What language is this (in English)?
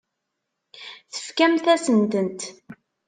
Kabyle